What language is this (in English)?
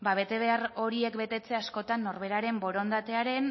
Basque